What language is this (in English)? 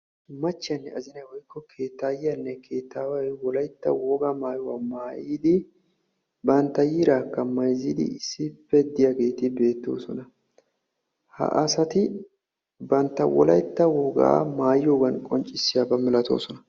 Wolaytta